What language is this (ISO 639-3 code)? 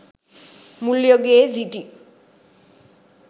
sin